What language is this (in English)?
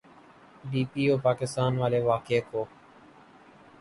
Urdu